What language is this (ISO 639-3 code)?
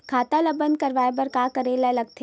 hne